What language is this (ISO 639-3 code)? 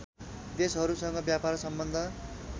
nep